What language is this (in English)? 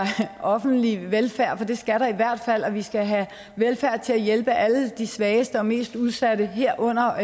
Danish